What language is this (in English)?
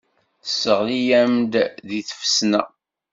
Kabyle